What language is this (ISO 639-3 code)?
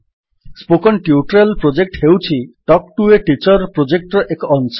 ori